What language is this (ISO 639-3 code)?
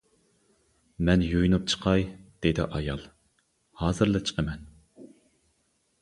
uig